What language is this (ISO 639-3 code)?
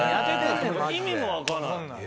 jpn